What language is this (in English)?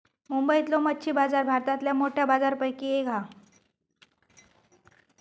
Marathi